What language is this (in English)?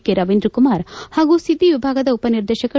Kannada